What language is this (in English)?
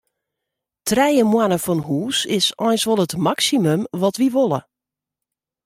Western Frisian